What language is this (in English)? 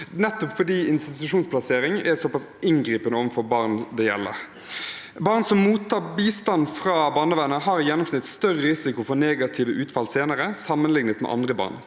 Norwegian